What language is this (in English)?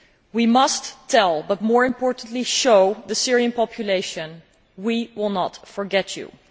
English